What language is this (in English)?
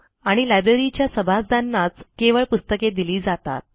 Marathi